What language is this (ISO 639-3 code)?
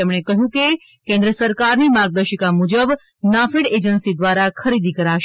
guj